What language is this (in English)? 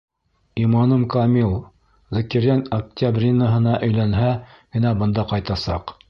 Bashkir